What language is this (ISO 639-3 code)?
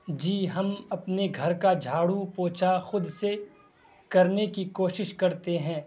urd